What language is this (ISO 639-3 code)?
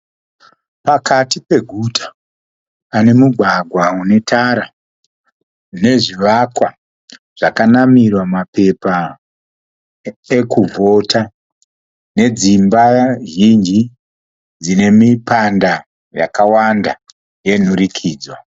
sna